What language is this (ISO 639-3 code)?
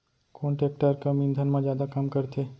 hne